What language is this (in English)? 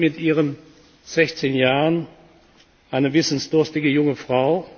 German